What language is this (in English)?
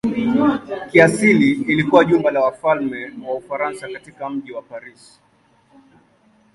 Swahili